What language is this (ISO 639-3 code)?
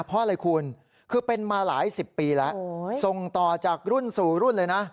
tha